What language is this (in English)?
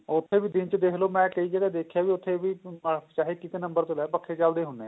Punjabi